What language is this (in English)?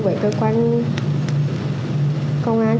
Vietnamese